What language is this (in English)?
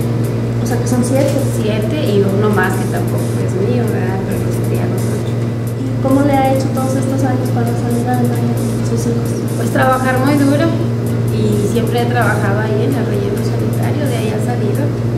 Spanish